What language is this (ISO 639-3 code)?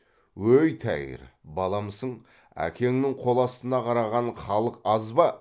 kaz